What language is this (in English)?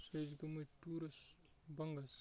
Kashmiri